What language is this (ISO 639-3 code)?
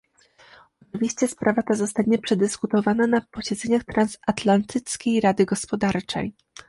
pol